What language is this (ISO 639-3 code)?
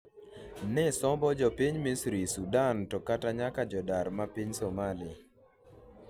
luo